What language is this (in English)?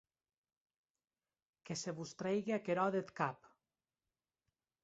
Occitan